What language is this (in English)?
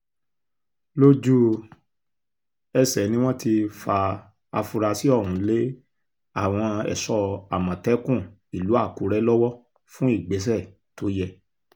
Yoruba